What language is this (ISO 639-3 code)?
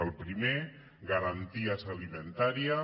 cat